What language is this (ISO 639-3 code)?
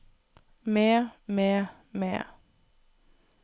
nor